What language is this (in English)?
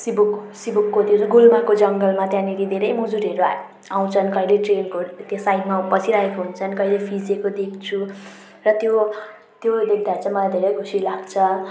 Nepali